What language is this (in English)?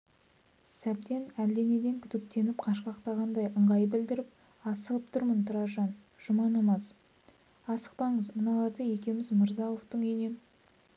Kazakh